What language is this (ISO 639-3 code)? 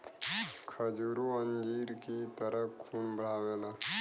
bho